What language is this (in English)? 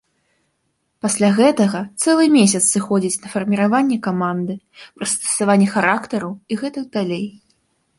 Belarusian